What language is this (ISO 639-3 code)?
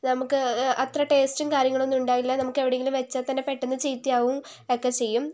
mal